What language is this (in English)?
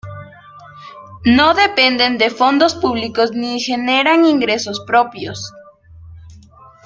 Spanish